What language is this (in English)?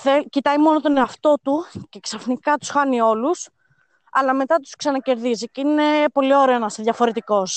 Greek